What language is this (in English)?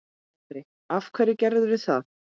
Icelandic